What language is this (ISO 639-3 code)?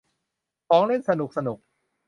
tha